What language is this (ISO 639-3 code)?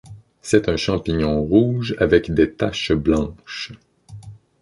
fra